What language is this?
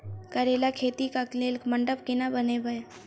Maithili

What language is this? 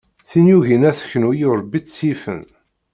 Kabyle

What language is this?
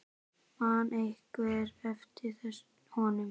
Icelandic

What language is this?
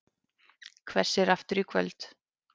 Icelandic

